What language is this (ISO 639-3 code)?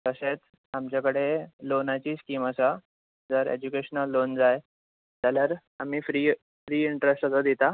kok